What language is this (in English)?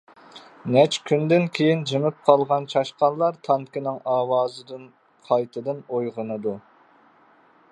Uyghur